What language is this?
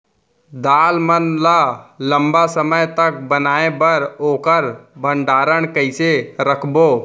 Chhattisgarhi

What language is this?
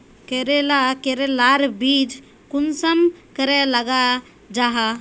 Magahi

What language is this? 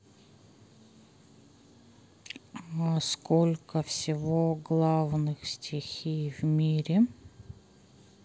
Russian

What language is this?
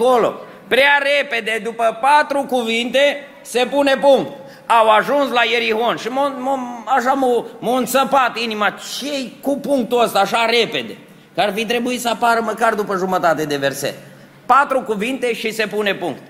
Romanian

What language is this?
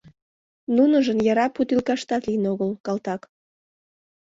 Mari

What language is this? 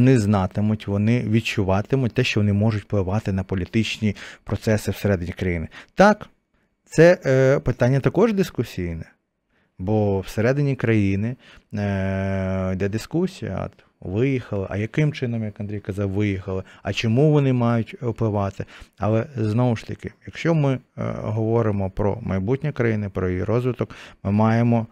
Ukrainian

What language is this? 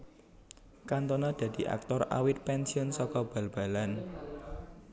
Javanese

